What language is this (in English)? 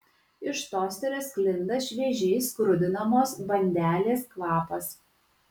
Lithuanian